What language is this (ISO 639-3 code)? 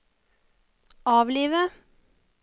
nor